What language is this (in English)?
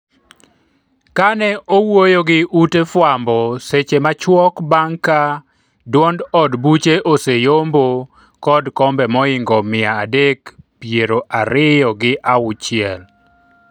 Luo (Kenya and Tanzania)